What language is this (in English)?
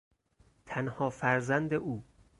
Persian